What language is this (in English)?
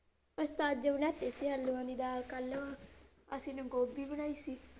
Punjabi